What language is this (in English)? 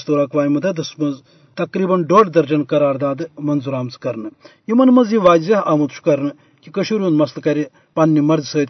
Urdu